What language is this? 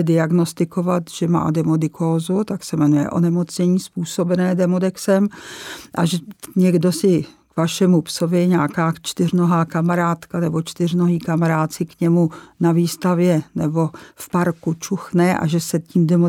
Czech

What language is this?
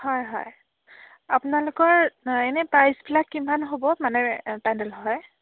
Assamese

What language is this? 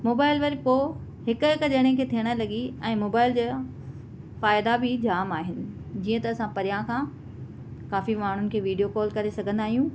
Sindhi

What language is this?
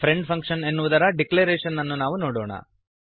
Kannada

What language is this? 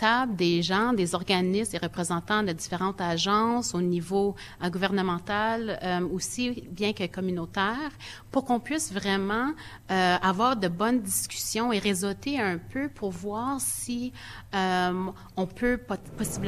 French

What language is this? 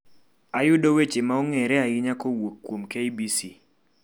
Luo (Kenya and Tanzania)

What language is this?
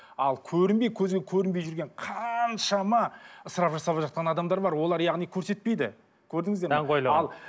Kazakh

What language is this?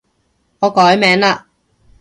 Cantonese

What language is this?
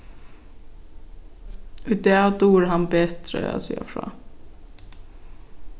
Faroese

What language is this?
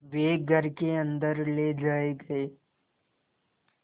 Hindi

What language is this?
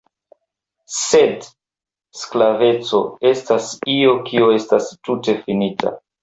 Esperanto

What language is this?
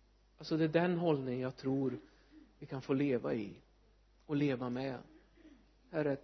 Swedish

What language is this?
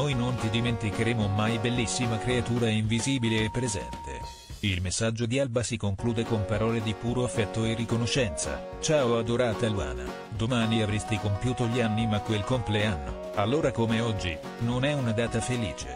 Italian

